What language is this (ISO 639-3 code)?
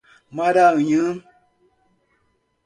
por